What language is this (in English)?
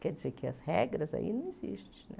Portuguese